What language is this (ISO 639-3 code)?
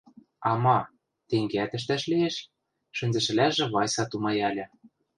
mrj